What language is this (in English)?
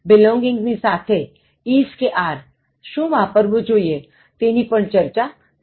Gujarati